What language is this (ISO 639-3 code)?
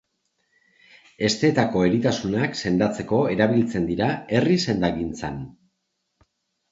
eus